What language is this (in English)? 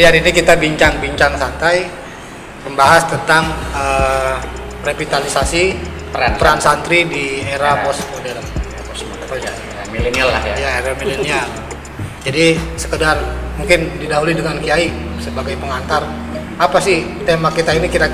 Indonesian